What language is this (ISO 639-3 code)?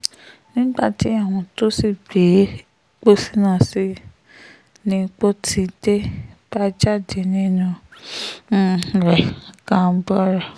yor